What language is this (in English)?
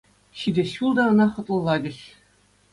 Chuvash